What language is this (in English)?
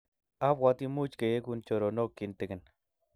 Kalenjin